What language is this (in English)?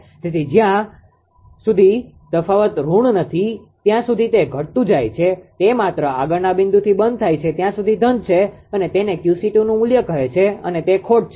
Gujarati